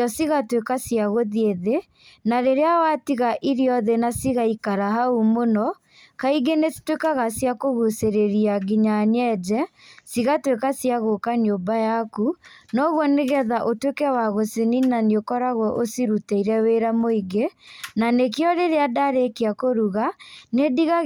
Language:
Kikuyu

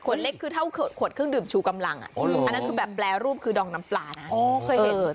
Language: Thai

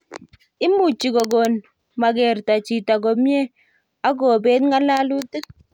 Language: Kalenjin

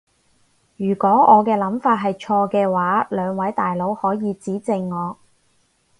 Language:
Cantonese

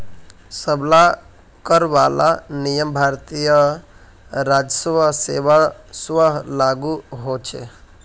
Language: Magahi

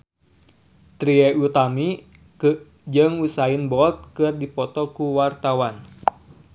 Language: Sundanese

